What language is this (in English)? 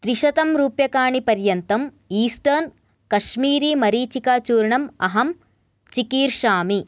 Sanskrit